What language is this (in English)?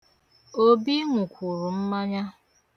Igbo